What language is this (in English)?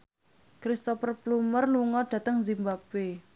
Javanese